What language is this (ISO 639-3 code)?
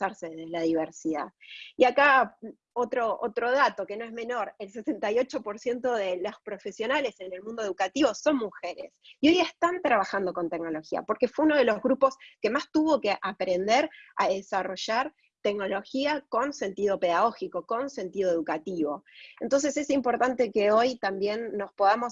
spa